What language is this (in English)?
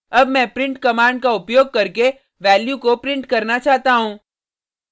Hindi